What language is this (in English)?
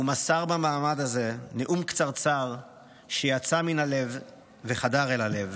Hebrew